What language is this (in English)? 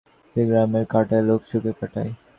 Bangla